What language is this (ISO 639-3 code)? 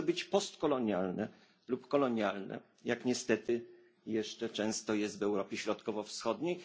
pol